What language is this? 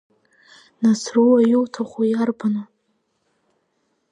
Abkhazian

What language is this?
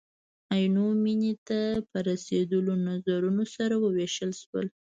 Pashto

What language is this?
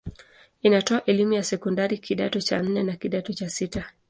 Swahili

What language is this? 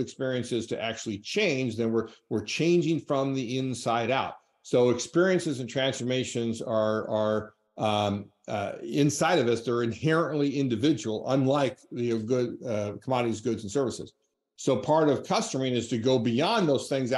English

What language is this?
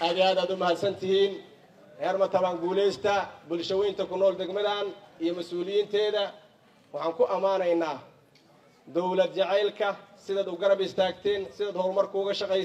Arabic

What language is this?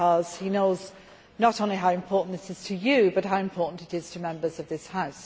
English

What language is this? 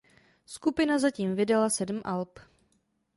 Czech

